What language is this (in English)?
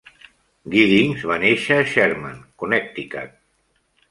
Catalan